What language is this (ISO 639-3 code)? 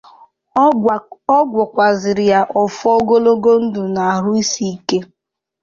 ibo